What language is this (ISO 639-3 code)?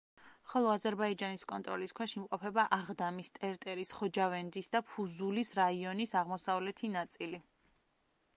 kat